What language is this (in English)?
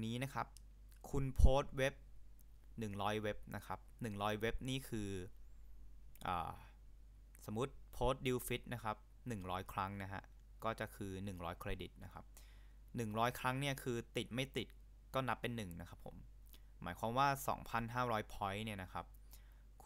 Thai